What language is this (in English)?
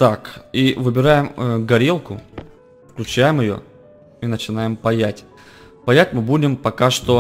Russian